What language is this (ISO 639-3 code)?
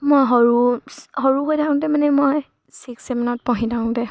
asm